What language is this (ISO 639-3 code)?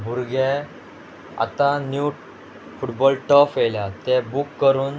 kok